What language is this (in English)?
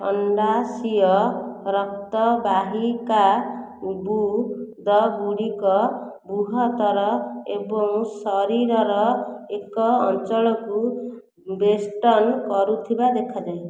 Odia